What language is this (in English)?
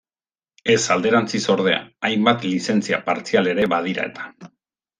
Basque